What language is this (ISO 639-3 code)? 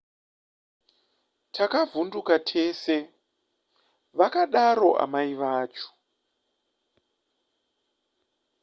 sna